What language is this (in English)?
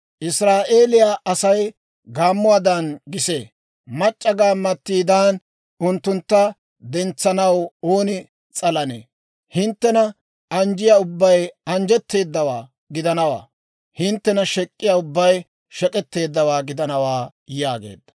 Dawro